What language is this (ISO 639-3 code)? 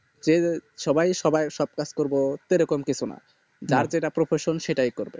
ben